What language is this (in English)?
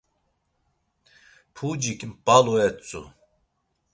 Laz